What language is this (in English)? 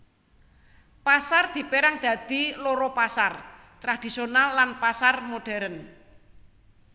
Javanese